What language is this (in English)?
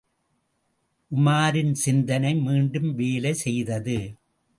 Tamil